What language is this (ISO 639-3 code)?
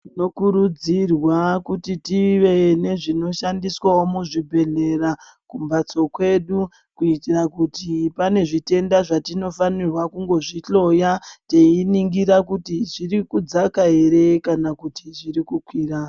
ndc